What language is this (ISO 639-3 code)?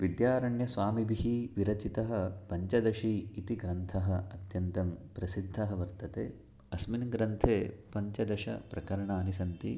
san